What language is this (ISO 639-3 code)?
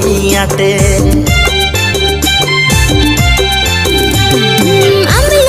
ind